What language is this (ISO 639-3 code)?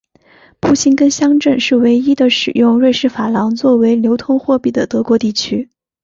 zho